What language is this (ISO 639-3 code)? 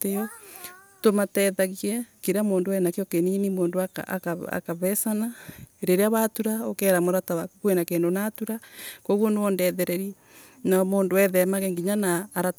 ebu